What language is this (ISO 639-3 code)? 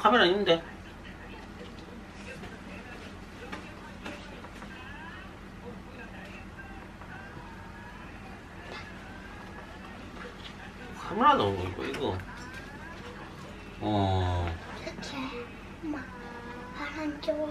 kor